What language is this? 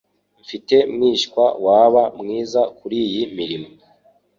Kinyarwanda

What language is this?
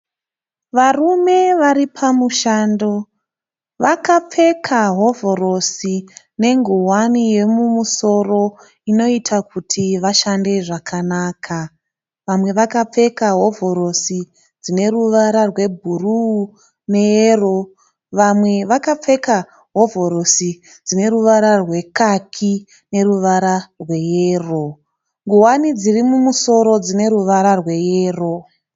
Shona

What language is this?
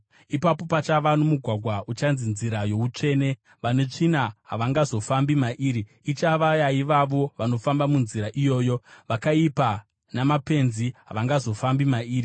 Shona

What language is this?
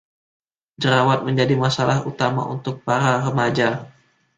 Indonesian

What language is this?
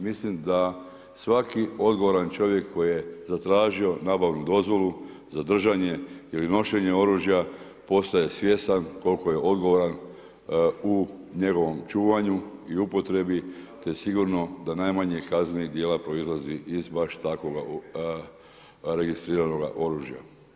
Croatian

